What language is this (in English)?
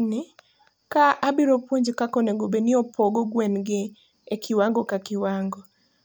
Luo (Kenya and Tanzania)